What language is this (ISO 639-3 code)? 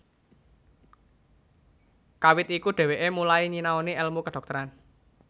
jav